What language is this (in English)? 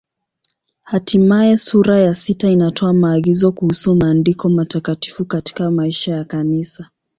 Swahili